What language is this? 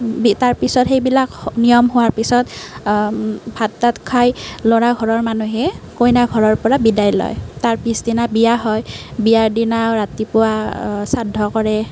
Assamese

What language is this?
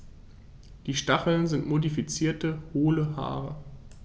German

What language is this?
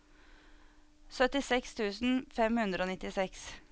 Norwegian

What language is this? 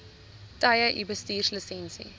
Afrikaans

